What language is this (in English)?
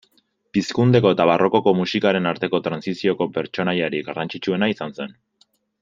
Basque